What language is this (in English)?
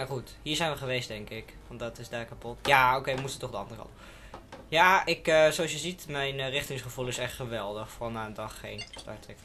Dutch